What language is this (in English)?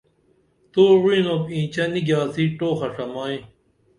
Dameli